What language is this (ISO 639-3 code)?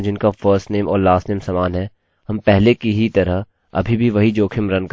hin